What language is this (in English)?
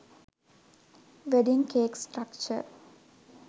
Sinhala